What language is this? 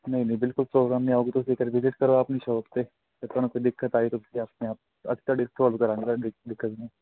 Punjabi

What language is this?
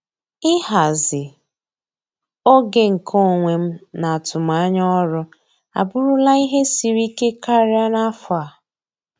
Igbo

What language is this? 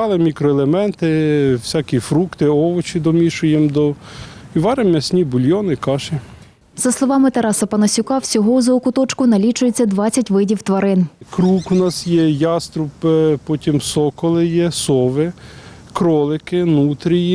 Ukrainian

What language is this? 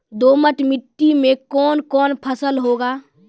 Maithili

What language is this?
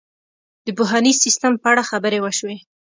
Pashto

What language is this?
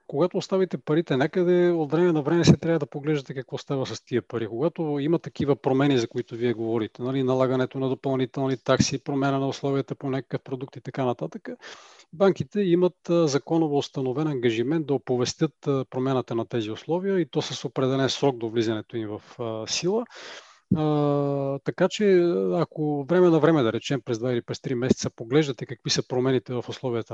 Bulgarian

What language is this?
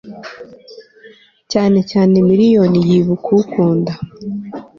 Kinyarwanda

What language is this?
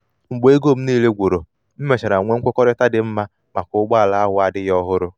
Igbo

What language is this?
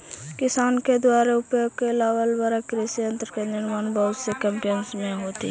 Magahi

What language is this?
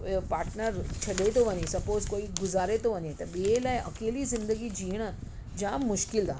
Sindhi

